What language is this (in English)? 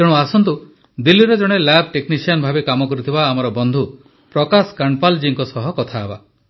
Odia